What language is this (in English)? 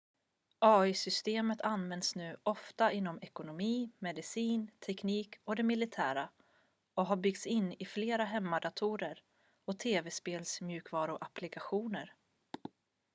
Swedish